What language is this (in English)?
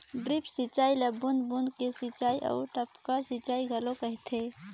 Chhattisgarhi